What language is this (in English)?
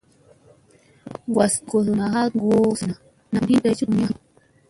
Musey